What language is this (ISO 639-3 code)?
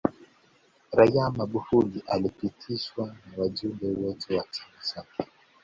swa